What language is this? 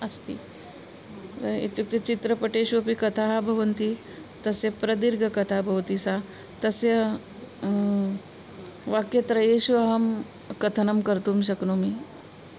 Sanskrit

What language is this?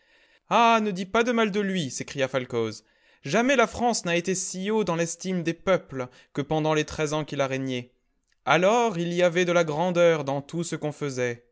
French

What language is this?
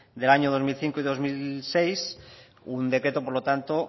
Spanish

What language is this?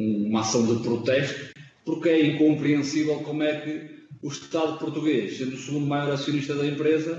Portuguese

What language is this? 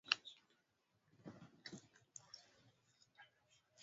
Swahili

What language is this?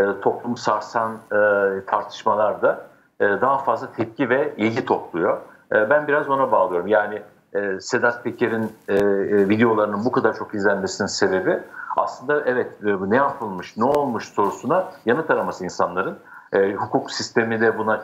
Turkish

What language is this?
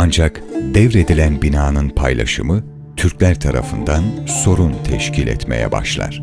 Turkish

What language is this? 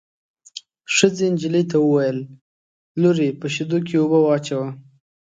Pashto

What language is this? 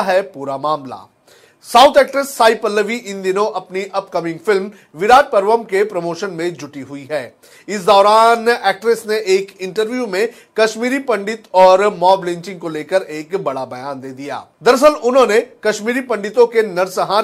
Hindi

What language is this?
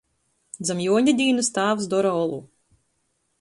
Latgalian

